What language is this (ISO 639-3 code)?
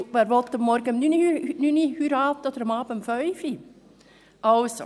gsw